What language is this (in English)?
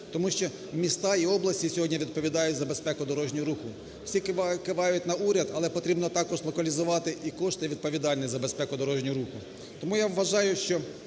Ukrainian